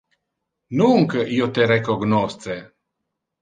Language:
Interlingua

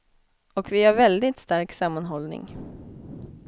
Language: Swedish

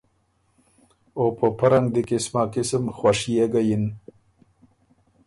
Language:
Ormuri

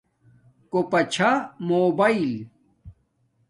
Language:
Domaaki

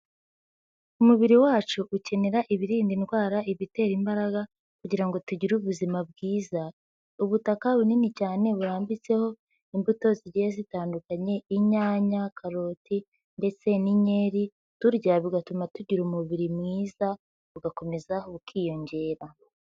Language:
Kinyarwanda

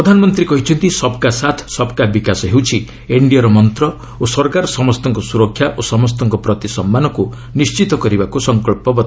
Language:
Odia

